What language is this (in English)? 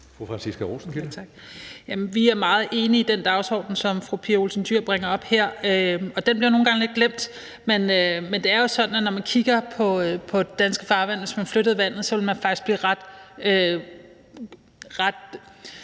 Danish